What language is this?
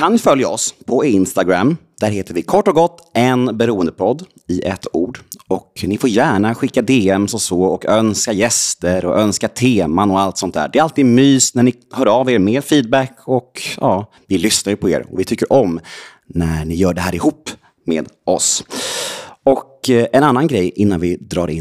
Swedish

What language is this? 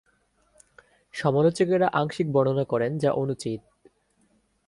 Bangla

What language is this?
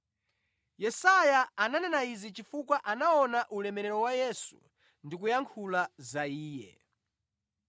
Nyanja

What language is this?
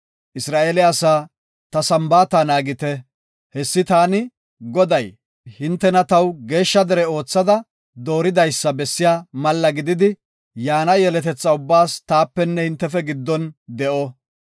Gofa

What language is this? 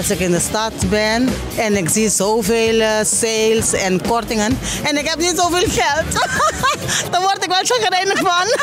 Dutch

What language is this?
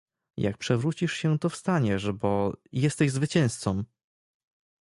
Polish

